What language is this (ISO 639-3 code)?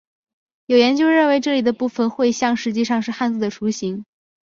zho